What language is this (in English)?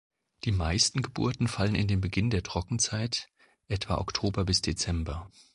German